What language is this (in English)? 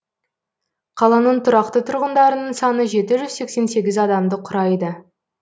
Kazakh